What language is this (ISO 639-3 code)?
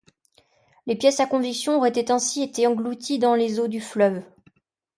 fra